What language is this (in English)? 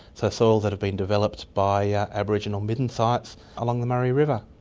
English